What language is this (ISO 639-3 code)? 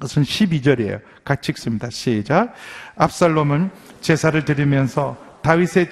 kor